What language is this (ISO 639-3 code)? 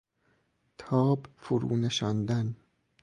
fas